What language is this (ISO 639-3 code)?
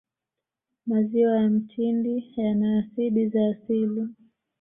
swa